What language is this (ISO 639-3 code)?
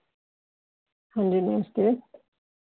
doi